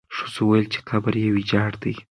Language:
Pashto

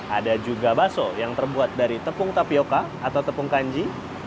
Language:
Indonesian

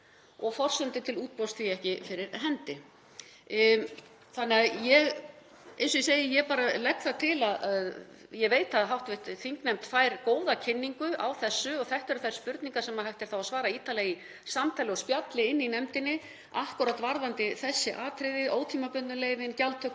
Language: Icelandic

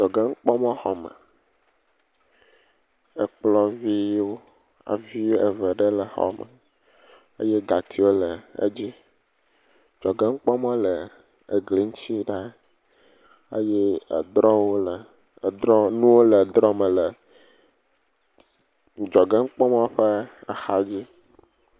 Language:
Ewe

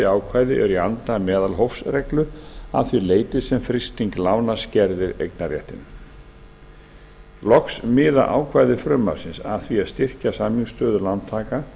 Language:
Icelandic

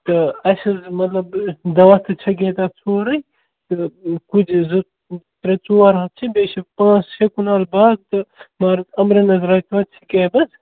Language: Kashmiri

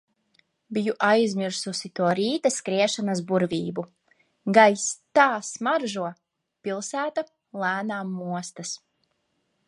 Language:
Latvian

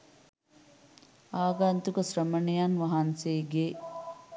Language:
Sinhala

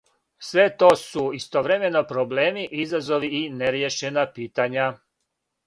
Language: Serbian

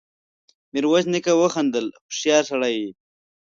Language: Pashto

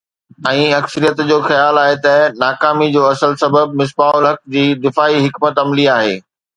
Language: Sindhi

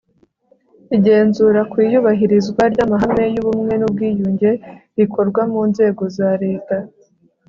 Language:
Kinyarwanda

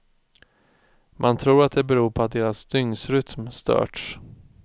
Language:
Swedish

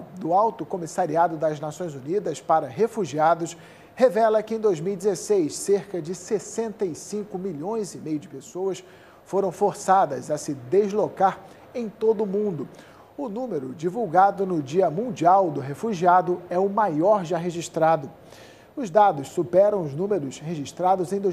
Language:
Portuguese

